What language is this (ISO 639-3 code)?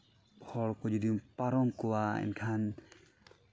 sat